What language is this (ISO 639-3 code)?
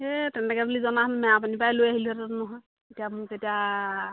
asm